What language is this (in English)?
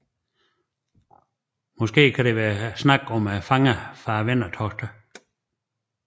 Danish